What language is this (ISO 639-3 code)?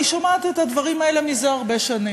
heb